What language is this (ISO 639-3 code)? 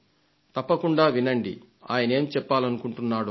tel